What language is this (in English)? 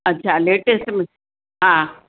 Sindhi